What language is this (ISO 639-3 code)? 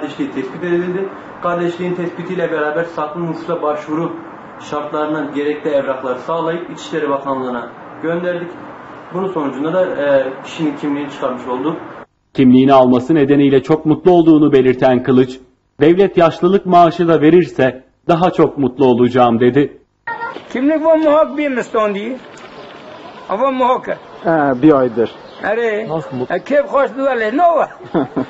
tur